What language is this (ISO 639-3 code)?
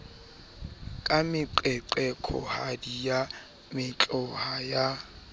sot